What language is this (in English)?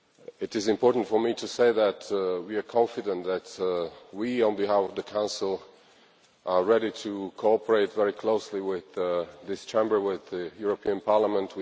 English